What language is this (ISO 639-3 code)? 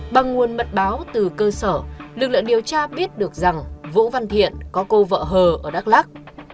vie